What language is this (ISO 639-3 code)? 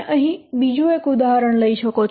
guj